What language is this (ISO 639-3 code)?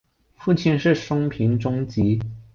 zho